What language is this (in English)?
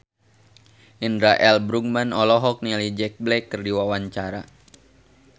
Sundanese